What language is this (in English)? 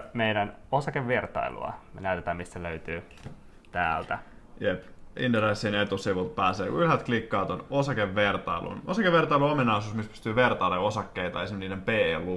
Finnish